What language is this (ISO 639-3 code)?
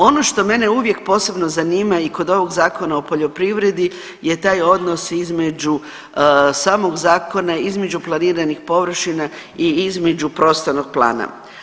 hrv